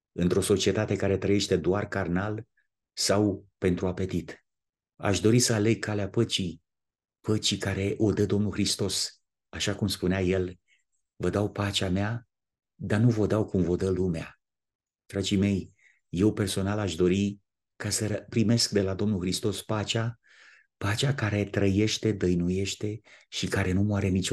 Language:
Romanian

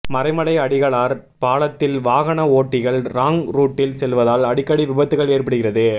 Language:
Tamil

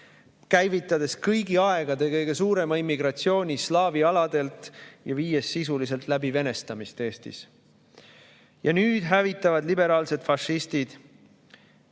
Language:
Estonian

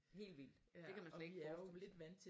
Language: Danish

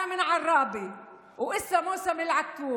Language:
Hebrew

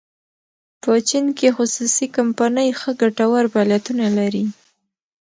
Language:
Pashto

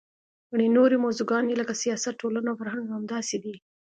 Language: Pashto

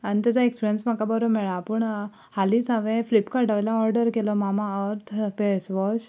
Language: Konkani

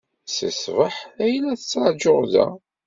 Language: Kabyle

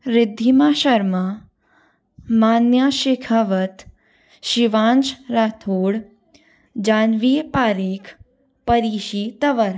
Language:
Hindi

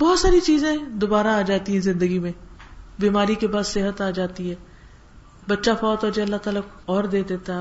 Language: Urdu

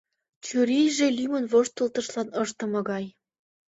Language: Mari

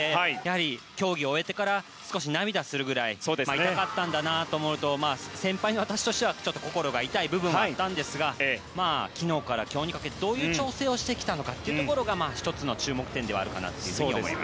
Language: Japanese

